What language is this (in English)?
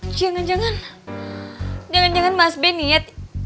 Indonesian